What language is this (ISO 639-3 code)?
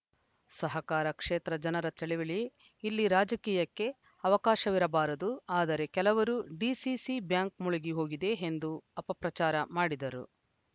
kan